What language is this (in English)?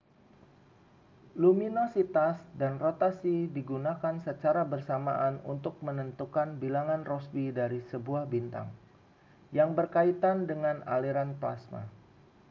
Indonesian